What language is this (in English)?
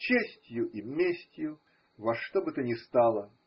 Russian